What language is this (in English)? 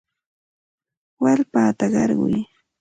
Santa Ana de Tusi Pasco Quechua